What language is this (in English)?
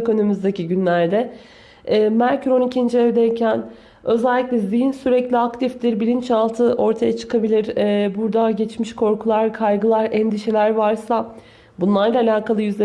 Turkish